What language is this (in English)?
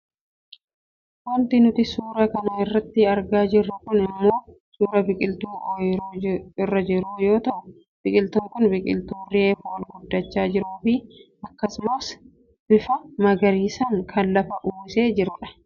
Oromo